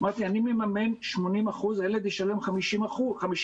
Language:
Hebrew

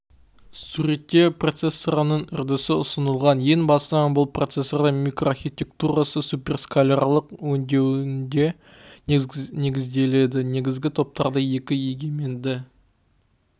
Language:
Kazakh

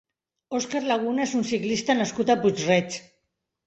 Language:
Catalan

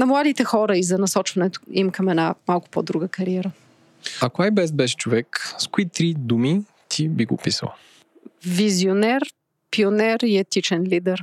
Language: Bulgarian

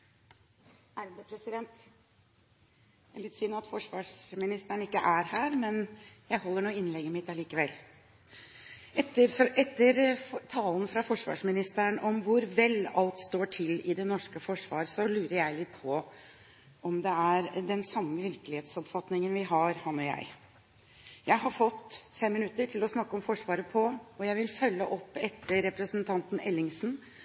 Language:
Norwegian Bokmål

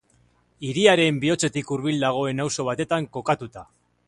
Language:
Basque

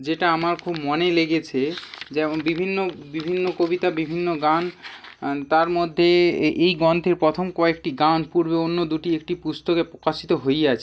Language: Bangla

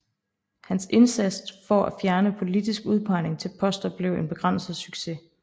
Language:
Danish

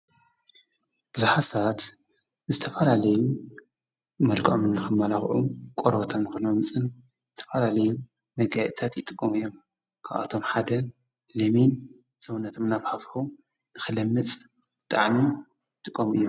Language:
Tigrinya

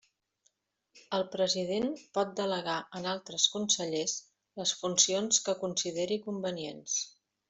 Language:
Catalan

